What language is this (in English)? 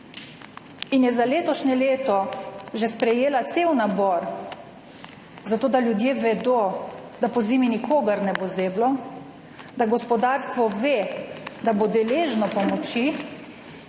Slovenian